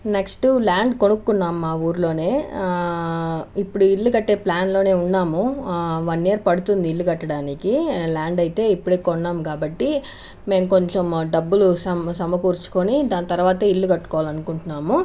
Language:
Telugu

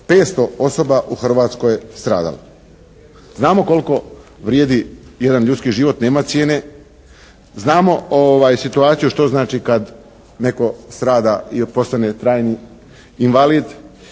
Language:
Croatian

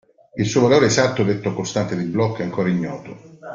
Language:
Italian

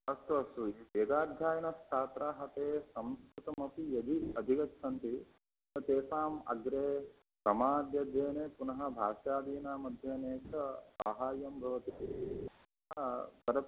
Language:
Sanskrit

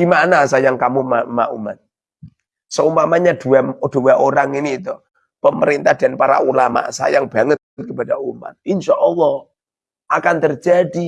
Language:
Indonesian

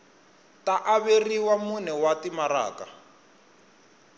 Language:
Tsonga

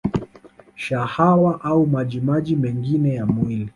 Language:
Swahili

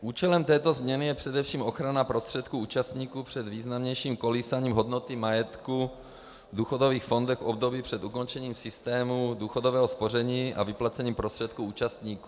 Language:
Czech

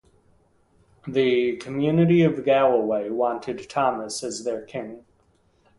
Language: English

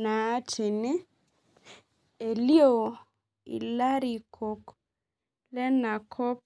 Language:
Masai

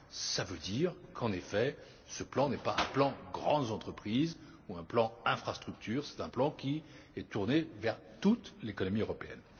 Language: French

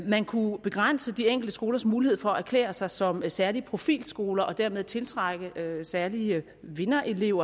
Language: Danish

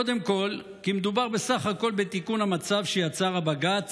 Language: Hebrew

